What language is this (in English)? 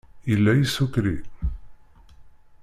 Kabyle